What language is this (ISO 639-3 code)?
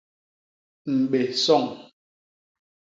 bas